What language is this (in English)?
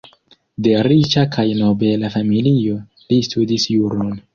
Esperanto